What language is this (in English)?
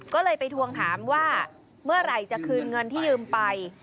Thai